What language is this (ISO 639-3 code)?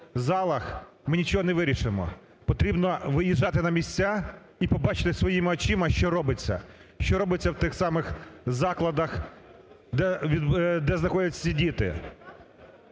ukr